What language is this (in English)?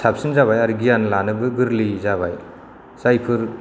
Bodo